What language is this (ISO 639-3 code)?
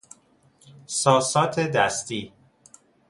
fas